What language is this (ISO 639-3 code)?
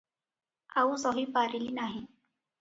ori